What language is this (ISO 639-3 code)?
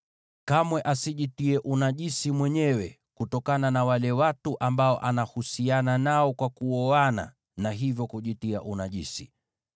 swa